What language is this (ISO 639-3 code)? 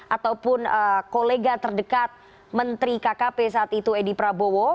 ind